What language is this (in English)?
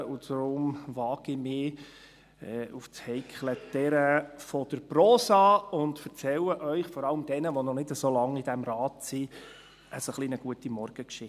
Swiss German